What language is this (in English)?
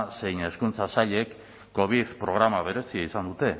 Basque